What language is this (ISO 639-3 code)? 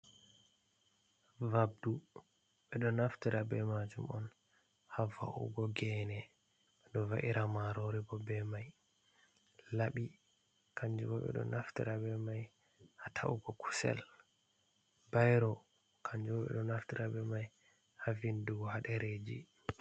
ful